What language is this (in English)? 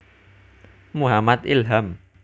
Javanese